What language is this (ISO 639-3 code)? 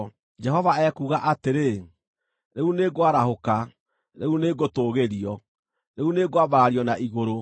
kik